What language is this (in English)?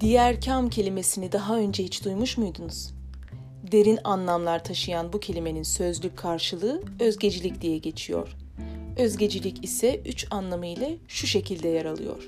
Turkish